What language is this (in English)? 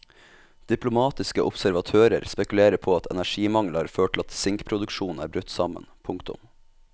Norwegian